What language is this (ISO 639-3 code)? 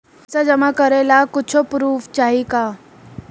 bho